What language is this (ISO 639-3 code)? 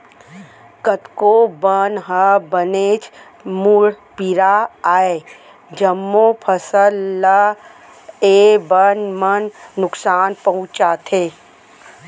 hne